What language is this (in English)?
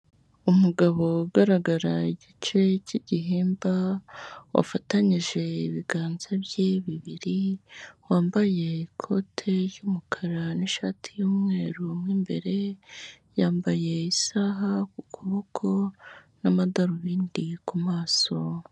Kinyarwanda